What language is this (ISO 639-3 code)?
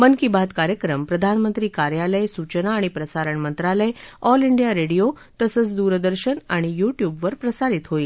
mar